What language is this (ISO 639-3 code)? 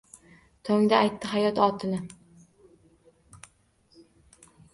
uzb